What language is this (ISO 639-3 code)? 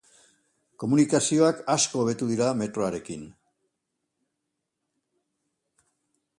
eus